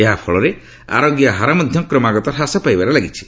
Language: Odia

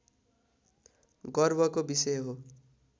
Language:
Nepali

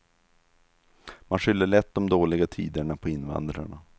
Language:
Swedish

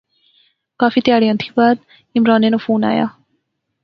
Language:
Pahari-Potwari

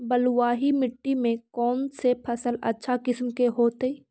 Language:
Magahi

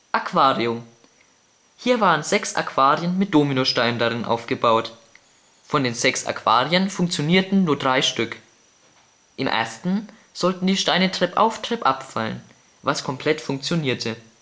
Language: German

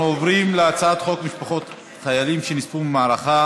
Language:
Hebrew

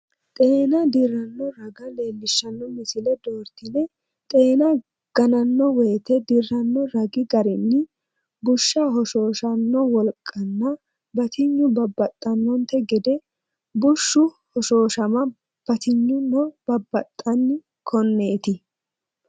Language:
Sidamo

